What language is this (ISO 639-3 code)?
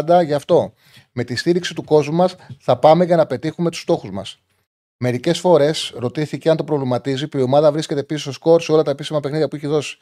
ell